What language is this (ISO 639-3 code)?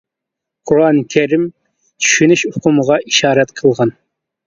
uig